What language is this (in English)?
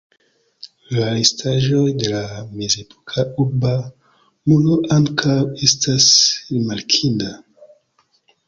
Esperanto